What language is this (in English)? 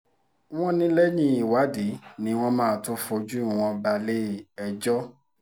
Yoruba